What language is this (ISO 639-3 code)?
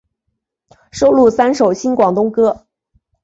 zho